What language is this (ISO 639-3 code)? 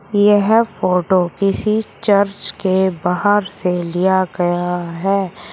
hin